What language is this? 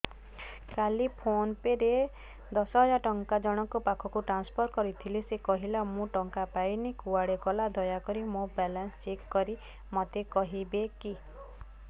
Odia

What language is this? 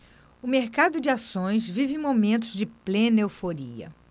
Portuguese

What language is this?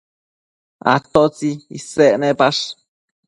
Matsés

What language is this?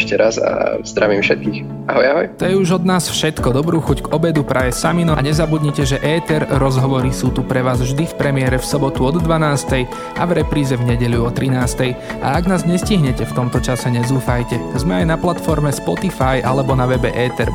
Slovak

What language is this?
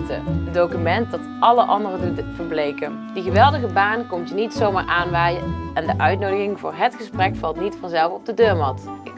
Dutch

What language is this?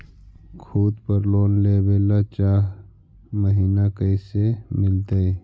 Magahi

